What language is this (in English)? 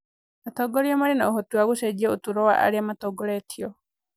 Kikuyu